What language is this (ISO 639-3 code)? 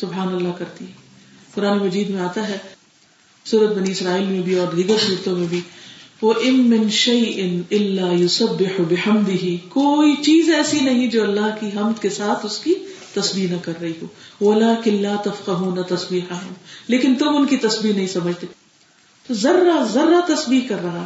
urd